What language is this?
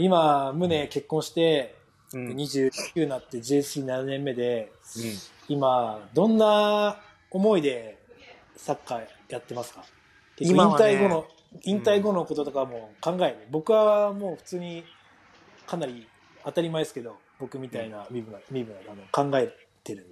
Japanese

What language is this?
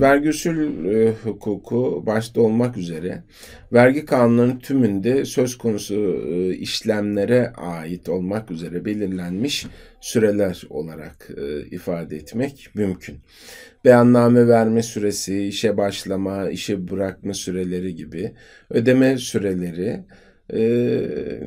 Turkish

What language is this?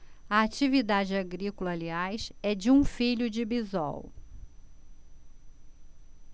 Portuguese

